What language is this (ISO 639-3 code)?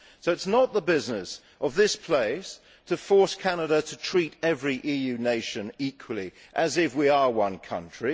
eng